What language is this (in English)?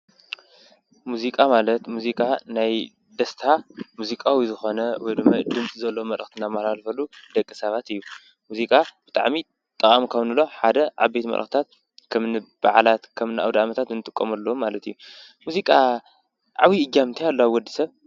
Tigrinya